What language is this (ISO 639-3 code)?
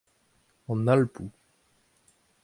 bre